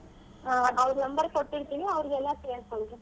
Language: Kannada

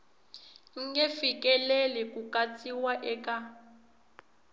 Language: Tsonga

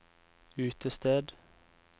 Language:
Norwegian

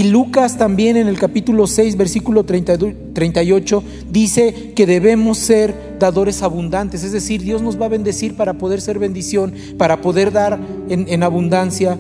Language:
Spanish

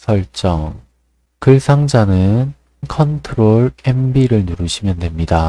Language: Korean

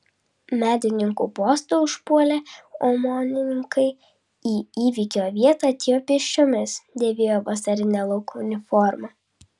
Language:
Lithuanian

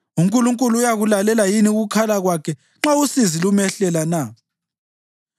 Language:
North Ndebele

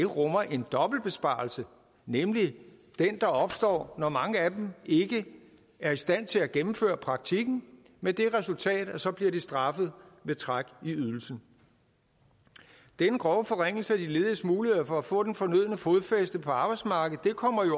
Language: Danish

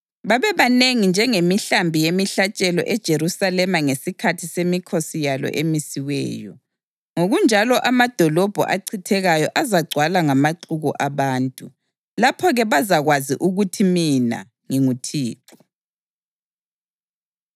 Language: North Ndebele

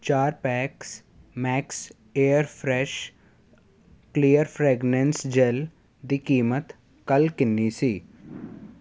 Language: Punjabi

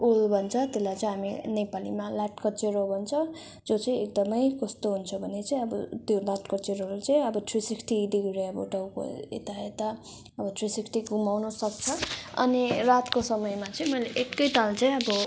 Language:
Nepali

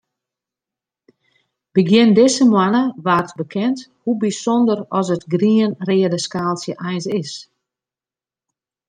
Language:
Western Frisian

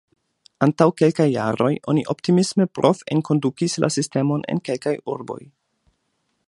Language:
Esperanto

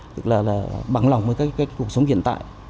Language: Vietnamese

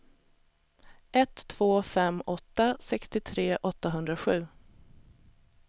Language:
Swedish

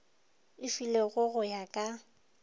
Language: Northern Sotho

